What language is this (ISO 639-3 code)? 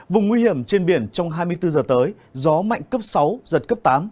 vie